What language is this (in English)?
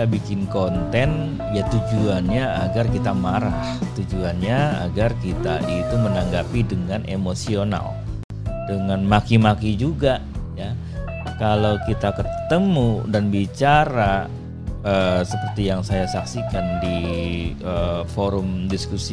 Indonesian